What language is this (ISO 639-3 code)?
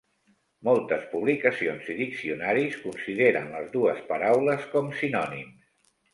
cat